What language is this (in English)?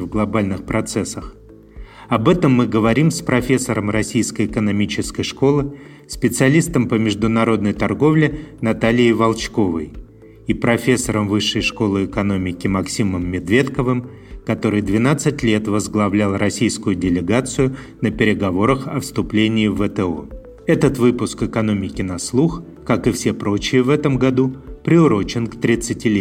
Russian